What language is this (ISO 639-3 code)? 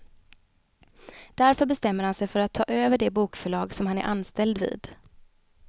swe